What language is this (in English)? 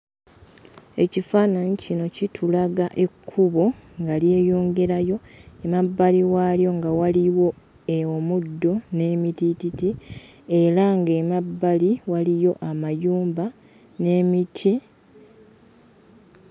Ganda